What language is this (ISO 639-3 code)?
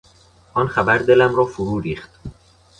fas